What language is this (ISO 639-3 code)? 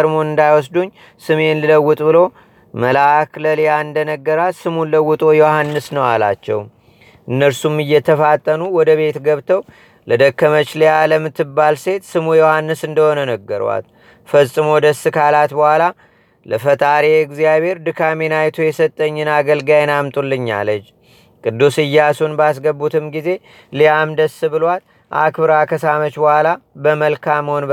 amh